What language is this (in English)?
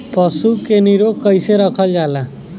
Bhojpuri